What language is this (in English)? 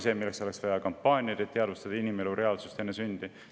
Estonian